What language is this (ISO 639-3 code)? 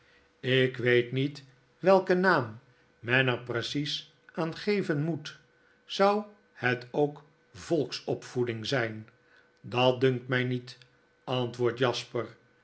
nld